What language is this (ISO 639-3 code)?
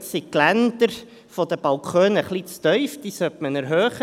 gsw